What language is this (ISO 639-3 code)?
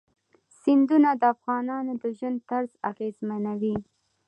pus